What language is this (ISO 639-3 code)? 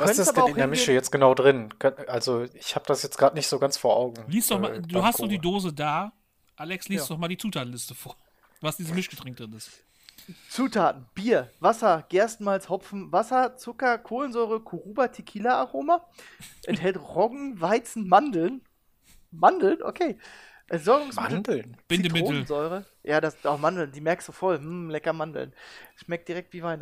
deu